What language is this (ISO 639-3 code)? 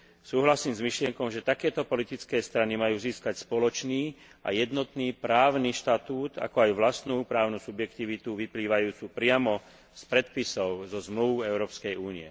slk